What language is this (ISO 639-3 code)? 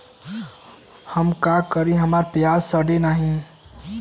bho